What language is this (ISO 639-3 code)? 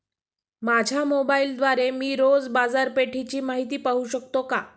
mar